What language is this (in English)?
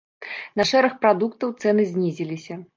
Belarusian